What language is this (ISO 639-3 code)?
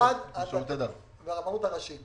heb